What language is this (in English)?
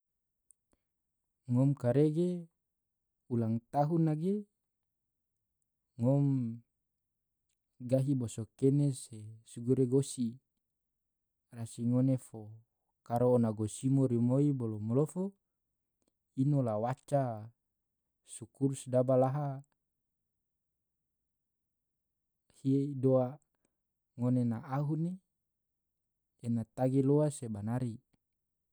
Tidore